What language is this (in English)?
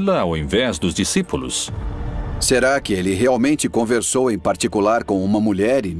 Portuguese